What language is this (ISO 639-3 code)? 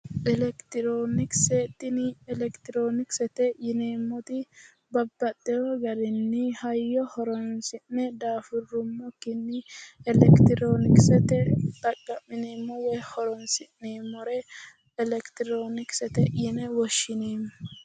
sid